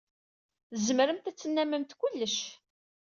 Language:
Kabyle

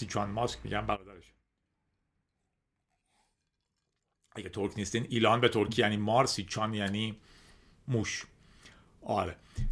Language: Persian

